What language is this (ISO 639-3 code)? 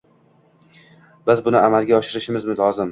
uzb